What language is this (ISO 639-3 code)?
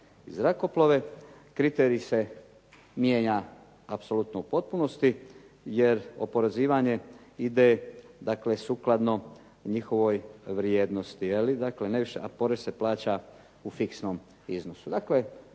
hrv